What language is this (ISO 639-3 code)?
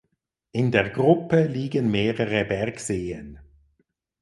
deu